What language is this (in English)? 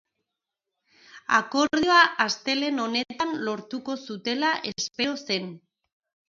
Basque